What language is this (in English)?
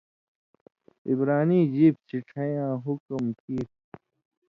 Indus Kohistani